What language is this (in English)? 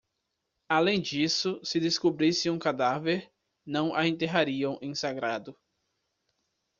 Portuguese